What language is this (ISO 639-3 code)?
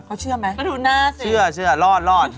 tha